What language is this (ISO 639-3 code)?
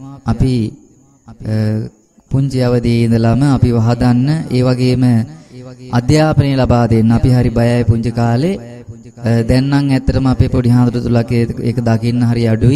ron